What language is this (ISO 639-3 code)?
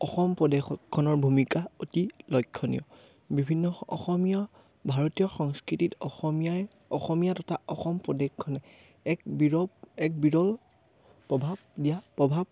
asm